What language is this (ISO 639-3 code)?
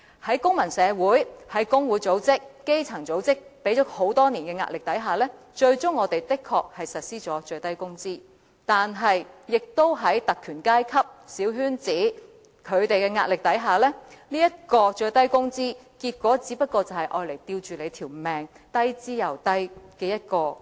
yue